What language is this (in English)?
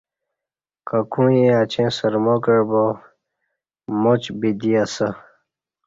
Kati